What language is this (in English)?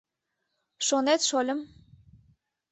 Mari